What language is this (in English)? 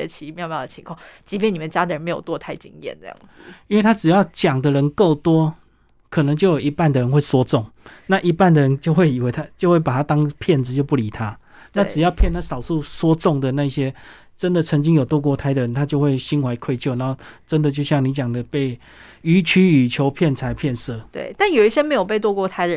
Chinese